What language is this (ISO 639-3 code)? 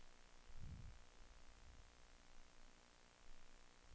dan